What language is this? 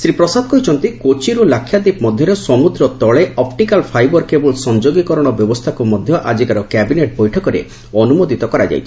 Odia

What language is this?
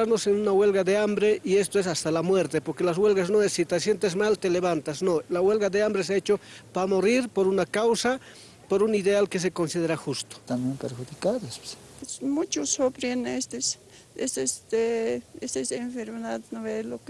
Spanish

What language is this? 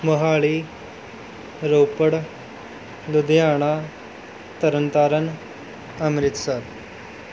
Punjabi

